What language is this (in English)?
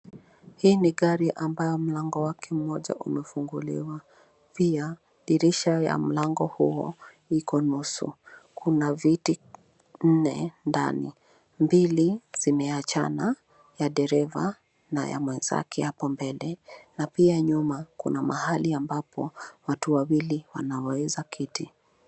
Swahili